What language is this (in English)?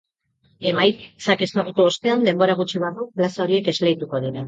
Basque